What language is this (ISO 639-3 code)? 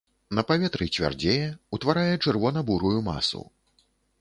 bel